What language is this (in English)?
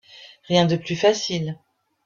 French